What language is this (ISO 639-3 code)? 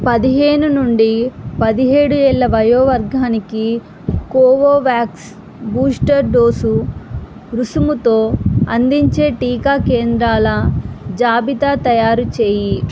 tel